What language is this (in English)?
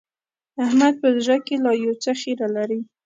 Pashto